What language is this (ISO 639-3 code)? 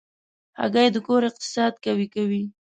pus